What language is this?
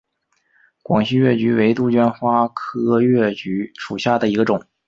Chinese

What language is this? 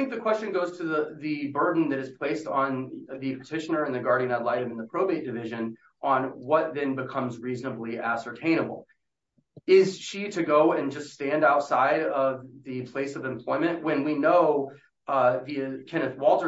English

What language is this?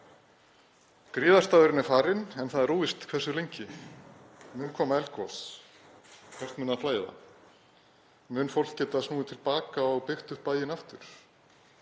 Icelandic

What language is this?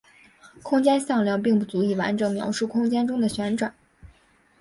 Chinese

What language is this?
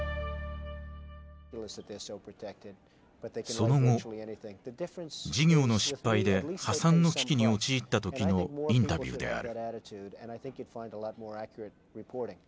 Japanese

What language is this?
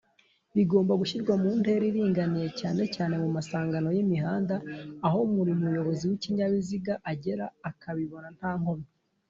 Kinyarwanda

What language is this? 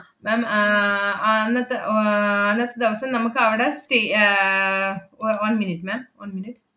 Malayalam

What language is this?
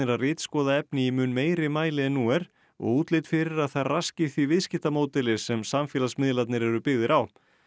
Icelandic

